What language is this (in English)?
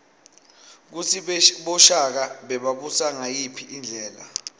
Swati